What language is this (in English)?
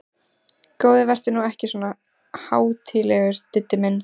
Icelandic